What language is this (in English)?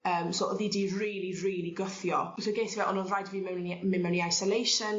Welsh